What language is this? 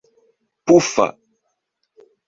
Esperanto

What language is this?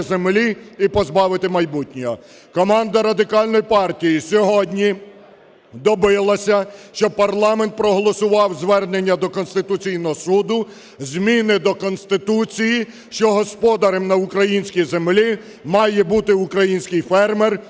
Ukrainian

